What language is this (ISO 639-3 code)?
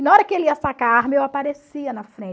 por